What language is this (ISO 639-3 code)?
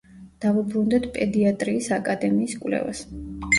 kat